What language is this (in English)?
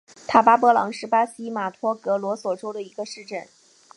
Chinese